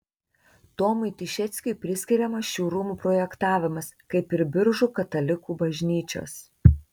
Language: Lithuanian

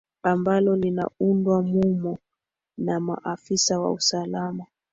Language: Swahili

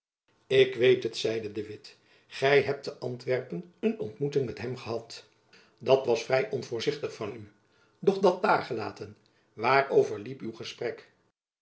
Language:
Dutch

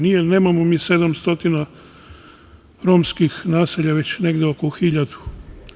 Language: Serbian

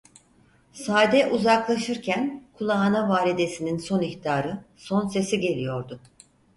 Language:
Turkish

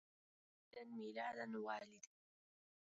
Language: Arabic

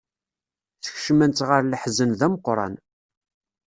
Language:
Kabyle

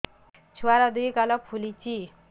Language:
Odia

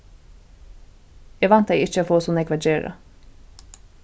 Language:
Faroese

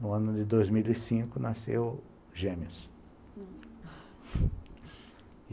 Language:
Portuguese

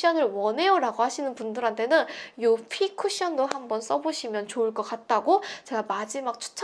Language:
Korean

